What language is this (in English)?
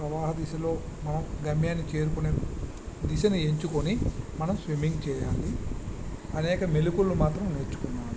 Telugu